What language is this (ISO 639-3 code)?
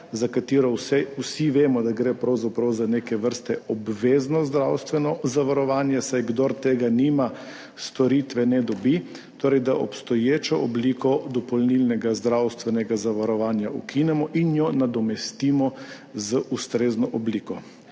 slv